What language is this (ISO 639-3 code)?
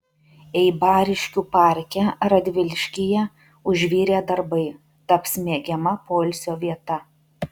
lit